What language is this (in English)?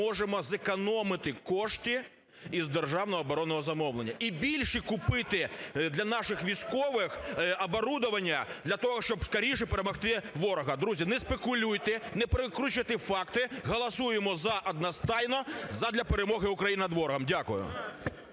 Ukrainian